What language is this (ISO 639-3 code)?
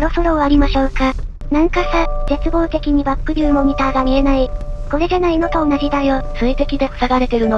jpn